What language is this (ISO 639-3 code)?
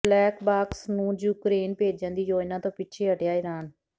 pan